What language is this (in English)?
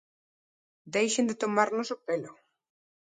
Galician